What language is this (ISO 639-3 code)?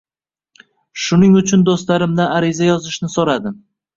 uzb